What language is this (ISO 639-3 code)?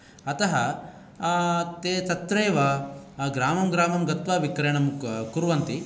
san